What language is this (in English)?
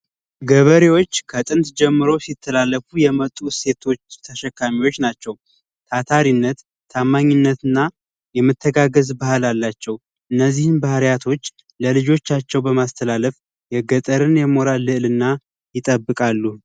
Amharic